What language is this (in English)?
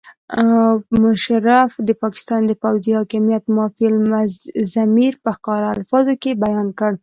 Pashto